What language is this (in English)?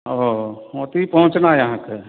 Maithili